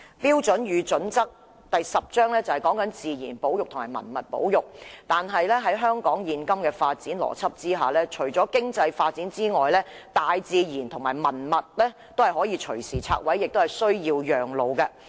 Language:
Cantonese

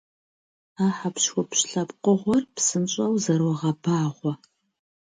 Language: Kabardian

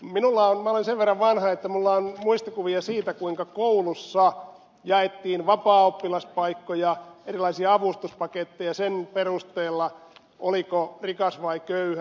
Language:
Finnish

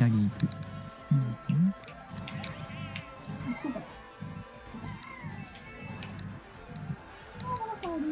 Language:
Japanese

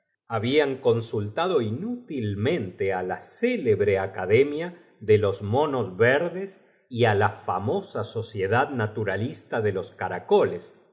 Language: Spanish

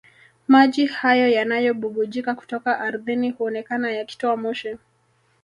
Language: Swahili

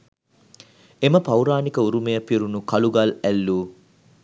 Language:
Sinhala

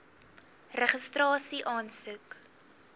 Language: Afrikaans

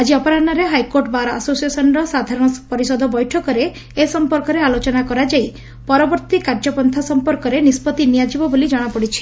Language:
Odia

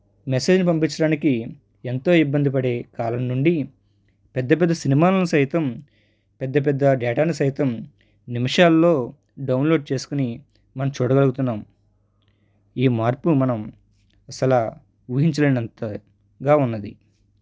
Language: Telugu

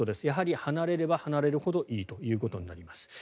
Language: Japanese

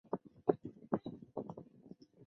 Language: Chinese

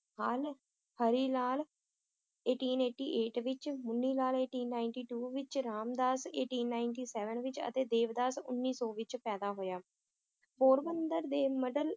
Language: Punjabi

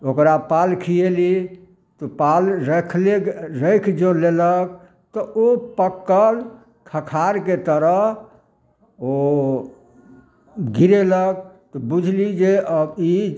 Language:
Maithili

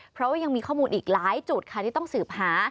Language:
Thai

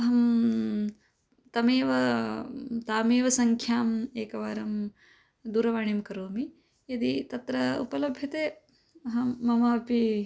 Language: Sanskrit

